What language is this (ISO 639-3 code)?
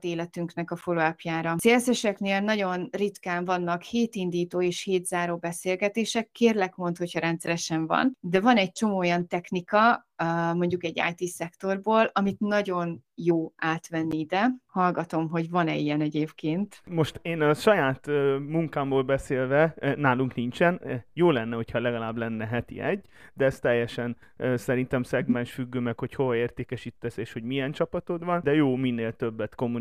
hun